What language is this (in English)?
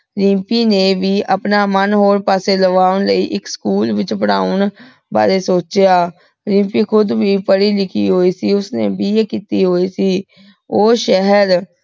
Punjabi